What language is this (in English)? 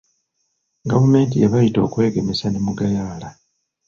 Ganda